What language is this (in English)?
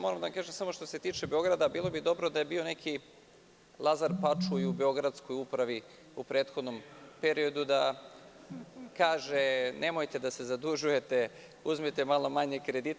Serbian